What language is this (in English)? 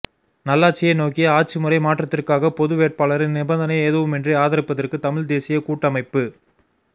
Tamil